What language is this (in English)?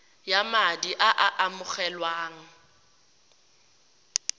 Tswana